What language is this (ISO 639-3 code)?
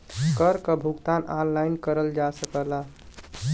bho